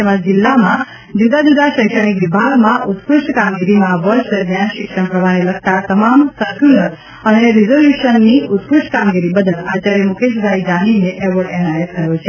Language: Gujarati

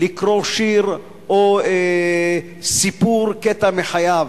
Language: Hebrew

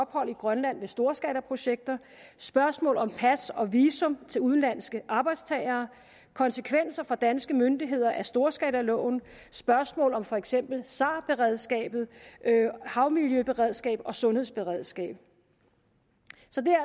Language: Danish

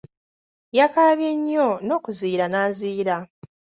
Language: Ganda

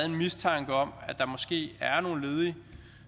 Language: Danish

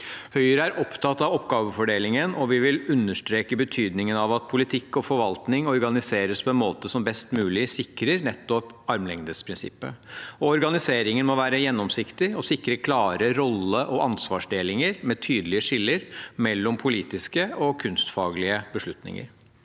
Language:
Norwegian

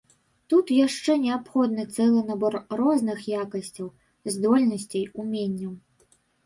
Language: Belarusian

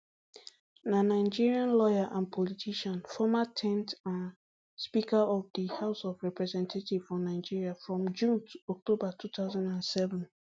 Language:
Nigerian Pidgin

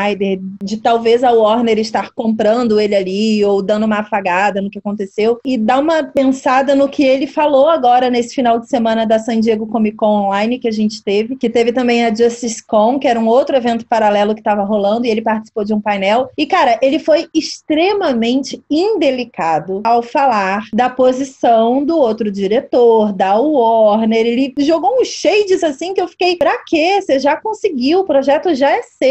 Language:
Portuguese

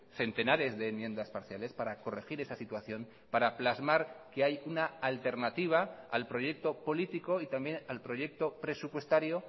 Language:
Spanish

